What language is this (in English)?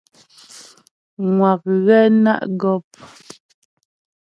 Ghomala